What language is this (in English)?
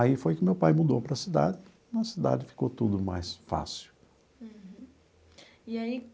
Portuguese